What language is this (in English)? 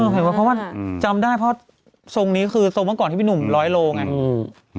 Thai